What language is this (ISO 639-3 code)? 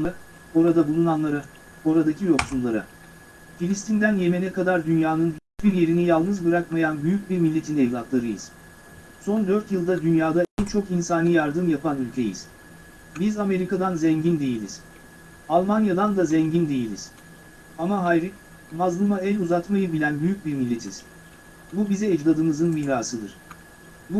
tur